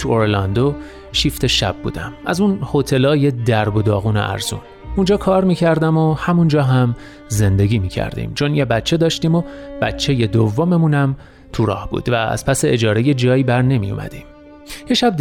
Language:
Persian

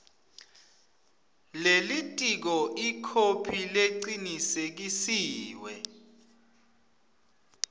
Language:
Swati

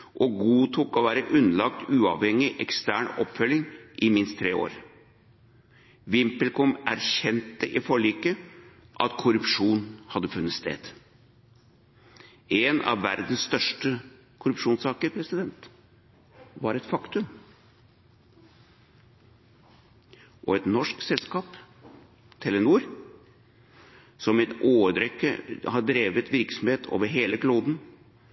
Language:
Norwegian Bokmål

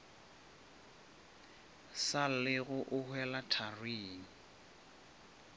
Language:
Northern Sotho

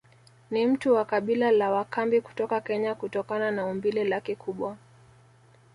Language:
Swahili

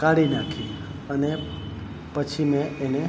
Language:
Gujarati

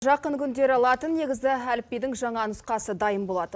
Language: Kazakh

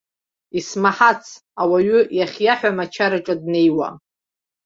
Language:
Abkhazian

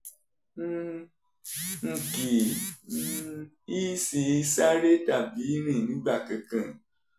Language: Yoruba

